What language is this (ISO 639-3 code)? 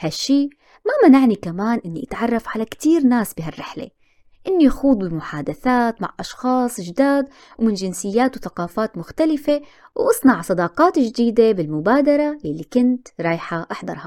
ara